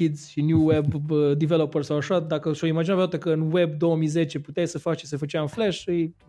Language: Romanian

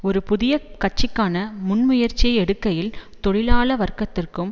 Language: Tamil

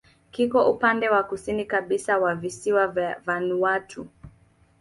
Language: Swahili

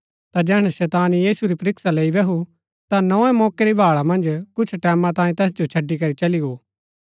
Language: Gaddi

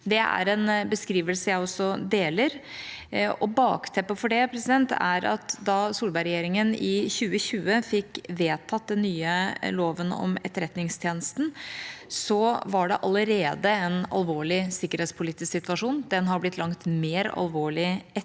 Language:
Norwegian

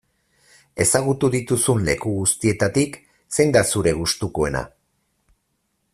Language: Basque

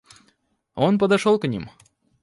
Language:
Russian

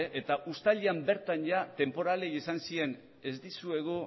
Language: Basque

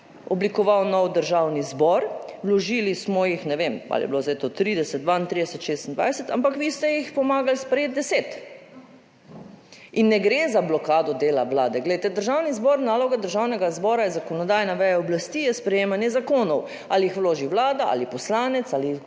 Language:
Slovenian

